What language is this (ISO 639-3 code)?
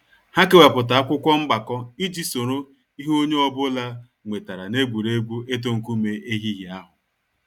ibo